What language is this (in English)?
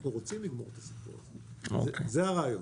Hebrew